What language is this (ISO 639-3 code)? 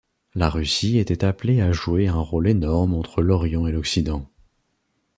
fra